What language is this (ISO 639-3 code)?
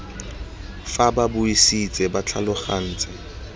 tsn